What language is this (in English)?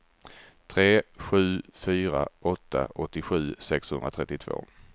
Swedish